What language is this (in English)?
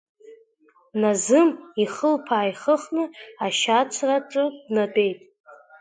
Abkhazian